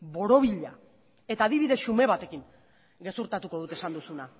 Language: Basque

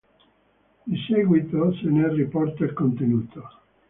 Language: Italian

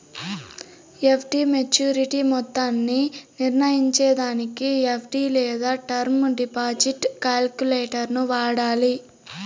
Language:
Telugu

